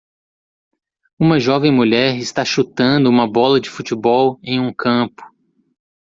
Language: Portuguese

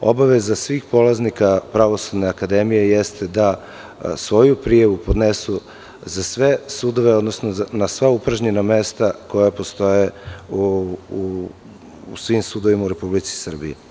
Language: Serbian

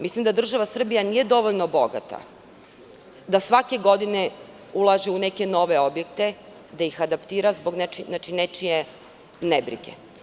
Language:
Serbian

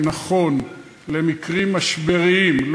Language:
Hebrew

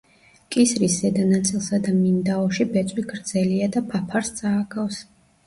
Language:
Georgian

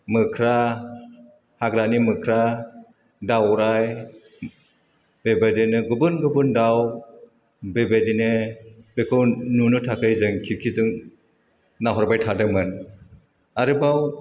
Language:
Bodo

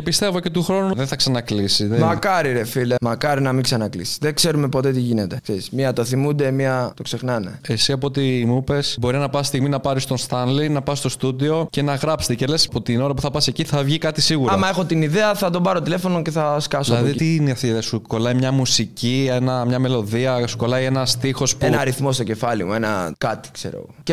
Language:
Greek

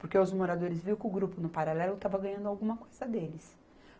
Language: Portuguese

